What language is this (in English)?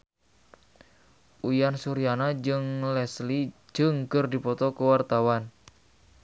Sundanese